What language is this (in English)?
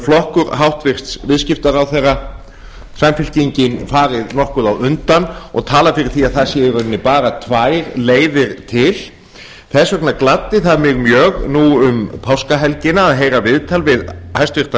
Icelandic